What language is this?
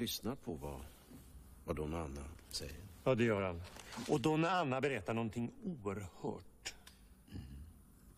Swedish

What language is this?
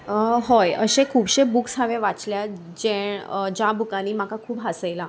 Konkani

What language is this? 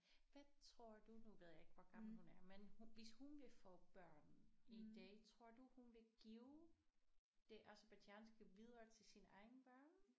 Danish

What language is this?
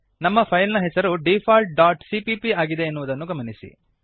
Kannada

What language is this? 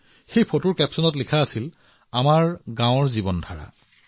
Assamese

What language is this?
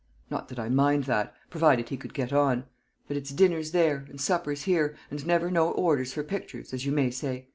English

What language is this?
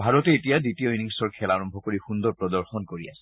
Assamese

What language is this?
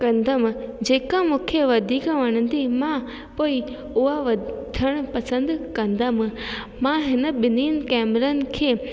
Sindhi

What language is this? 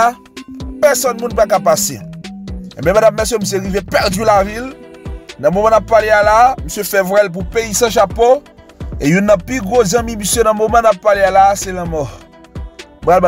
French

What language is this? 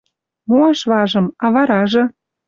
Western Mari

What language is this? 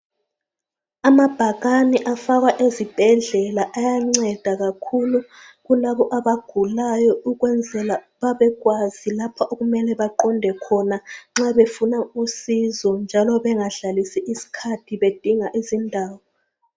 North Ndebele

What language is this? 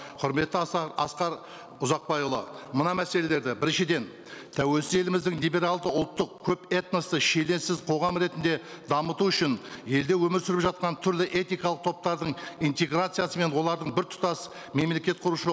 Kazakh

